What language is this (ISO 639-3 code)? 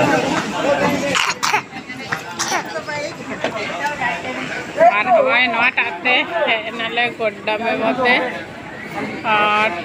tha